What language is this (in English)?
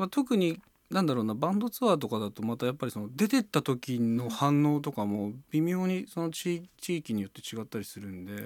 Japanese